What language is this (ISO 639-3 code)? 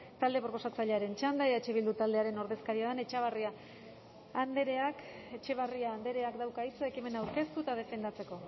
eus